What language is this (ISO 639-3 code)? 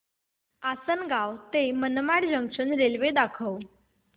mar